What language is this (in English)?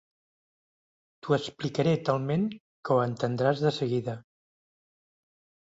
Catalan